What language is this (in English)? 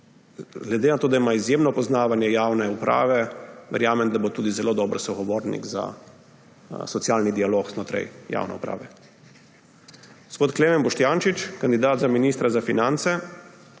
Slovenian